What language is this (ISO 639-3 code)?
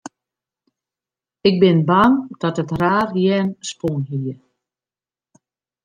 fry